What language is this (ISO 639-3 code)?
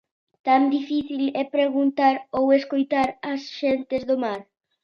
glg